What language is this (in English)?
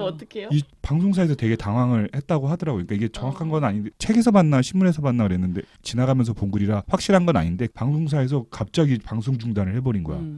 Korean